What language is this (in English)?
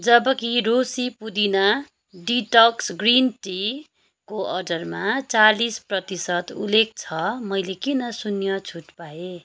Nepali